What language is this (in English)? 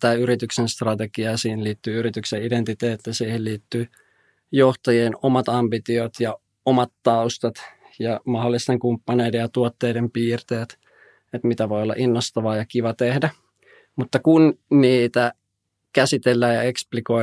Finnish